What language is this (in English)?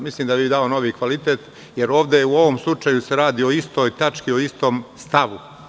Serbian